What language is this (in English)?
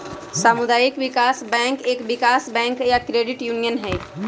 Magahi